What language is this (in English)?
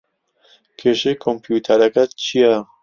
Central Kurdish